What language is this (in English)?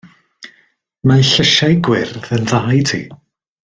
Welsh